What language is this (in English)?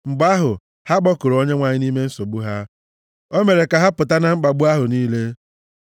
Igbo